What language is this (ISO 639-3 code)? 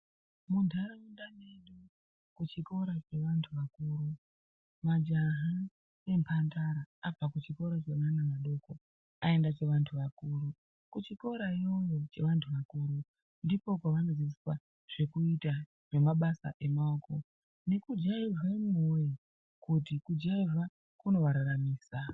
ndc